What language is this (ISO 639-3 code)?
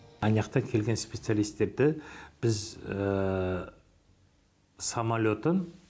kaz